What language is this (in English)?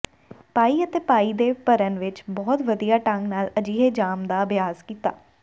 Punjabi